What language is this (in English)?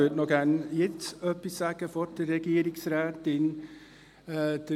Swiss German